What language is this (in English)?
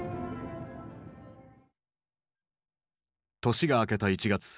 Japanese